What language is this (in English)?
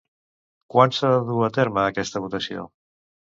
Catalan